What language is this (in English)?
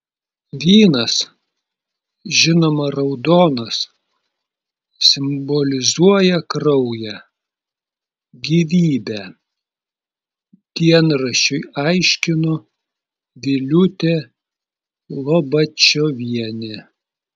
Lithuanian